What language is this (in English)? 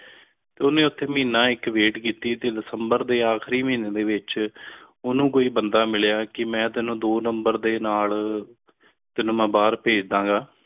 Punjabi